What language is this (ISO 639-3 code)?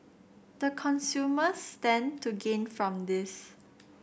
eng